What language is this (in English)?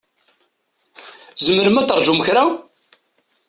Kabyle